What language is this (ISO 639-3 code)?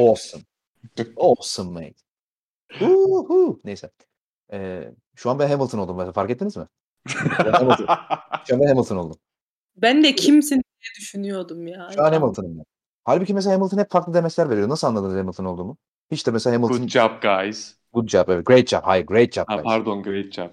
tur